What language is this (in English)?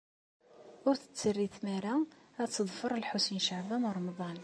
Kabyle